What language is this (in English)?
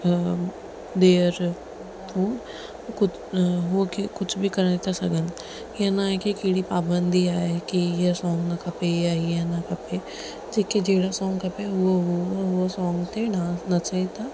Sindhi